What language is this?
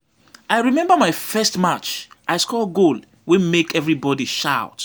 Nigerian Pidgin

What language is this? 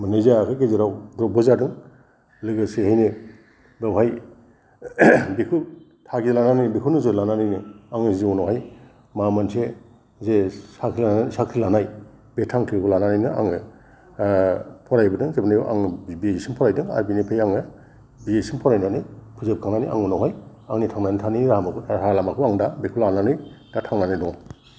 Bodo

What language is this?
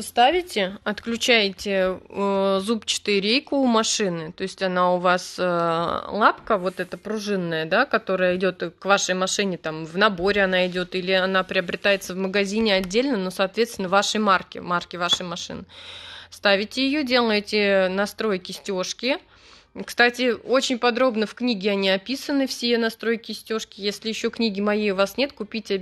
Russian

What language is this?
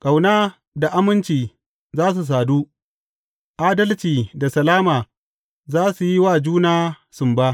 Hausa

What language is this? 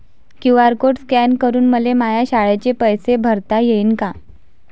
Marathi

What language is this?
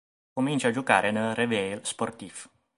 Italian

